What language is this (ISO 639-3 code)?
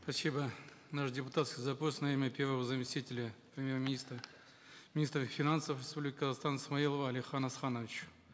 kaz